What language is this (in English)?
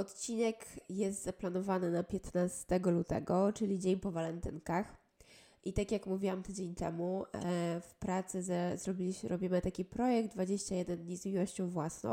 Polish